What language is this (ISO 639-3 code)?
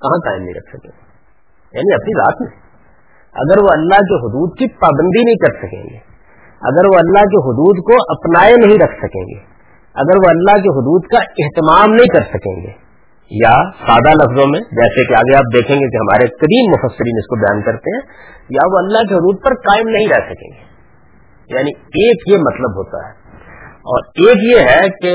urd